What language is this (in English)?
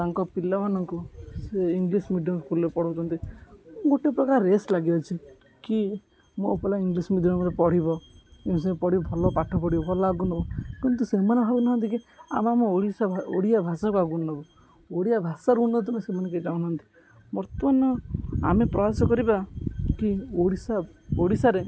Odia